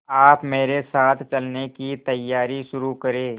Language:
Hindi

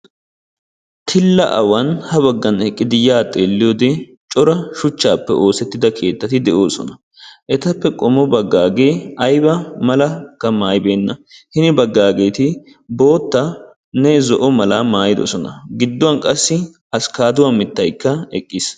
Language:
Wolaytta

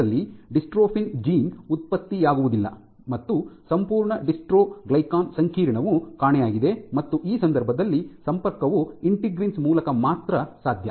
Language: Kannada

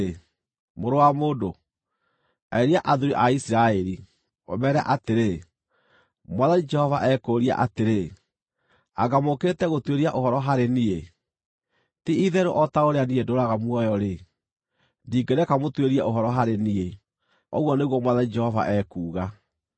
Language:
Kikuyu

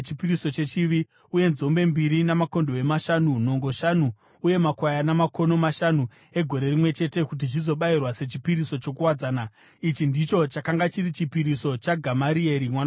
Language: Shona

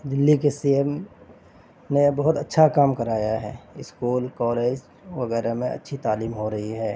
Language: Urdu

